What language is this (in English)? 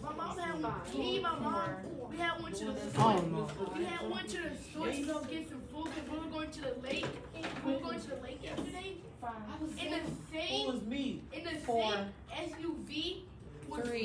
English